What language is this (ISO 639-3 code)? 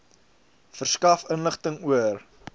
afr